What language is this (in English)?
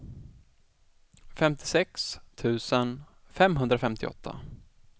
Swedish